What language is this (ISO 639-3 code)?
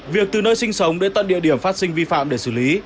vie